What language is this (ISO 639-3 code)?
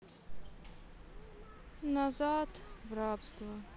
rus